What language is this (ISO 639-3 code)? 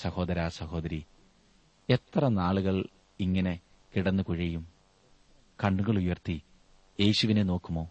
mal